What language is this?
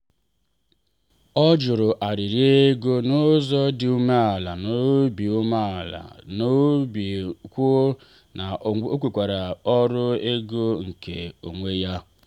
Igbo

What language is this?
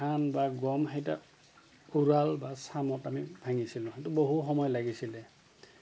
Assamese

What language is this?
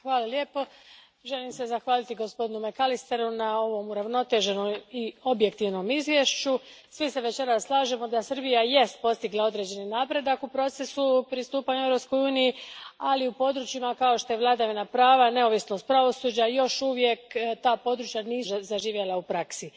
Croatian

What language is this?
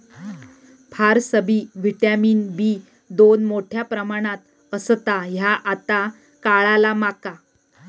Marathi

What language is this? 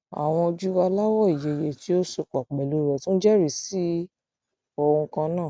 Yoruba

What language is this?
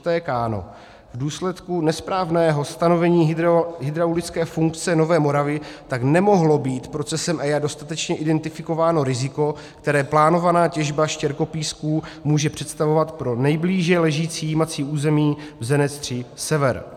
Czech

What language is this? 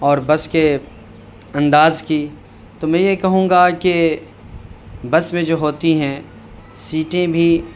Urdu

